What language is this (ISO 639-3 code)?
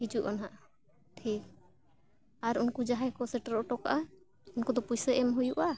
sat